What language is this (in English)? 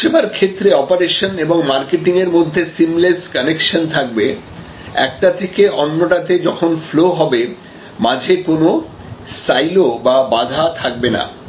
Bangla